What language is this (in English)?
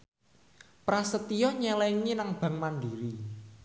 Javanese